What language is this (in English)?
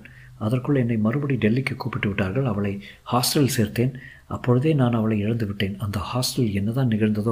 Tamil